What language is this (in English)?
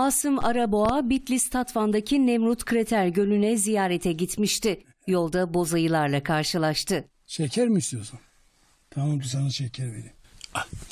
Turkish